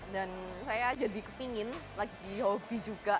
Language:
Indonesian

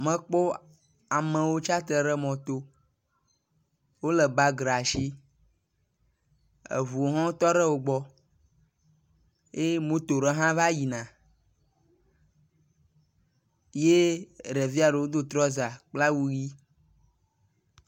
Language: Ewe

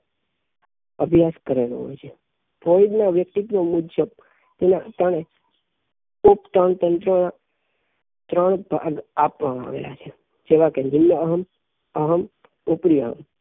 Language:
Gujarati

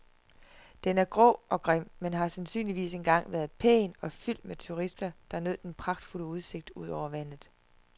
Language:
Danish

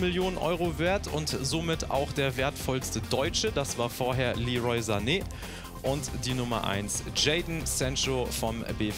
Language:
German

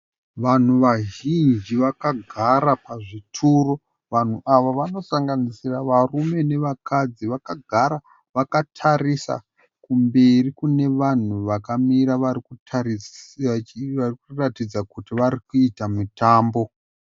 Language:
Shona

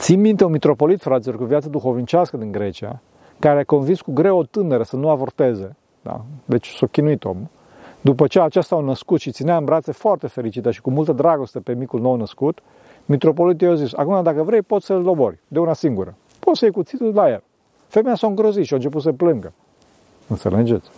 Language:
Romanian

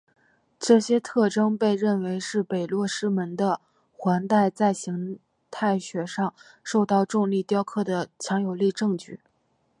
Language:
Chinese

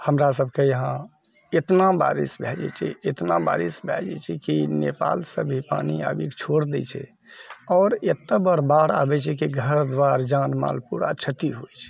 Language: Maithili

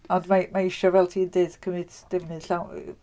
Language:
Welsh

